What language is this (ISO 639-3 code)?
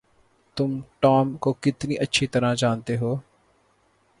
urd